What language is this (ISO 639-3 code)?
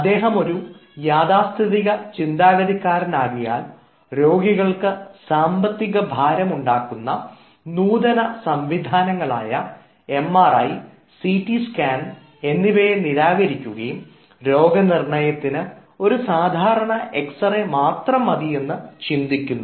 mal